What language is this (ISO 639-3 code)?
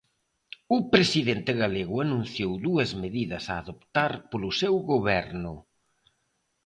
glg